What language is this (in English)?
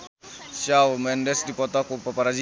Sundanese